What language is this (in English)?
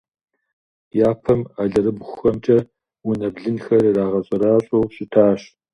Kabardian